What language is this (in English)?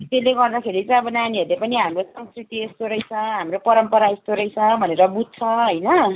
Nepali